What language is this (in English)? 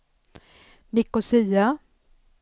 Swedish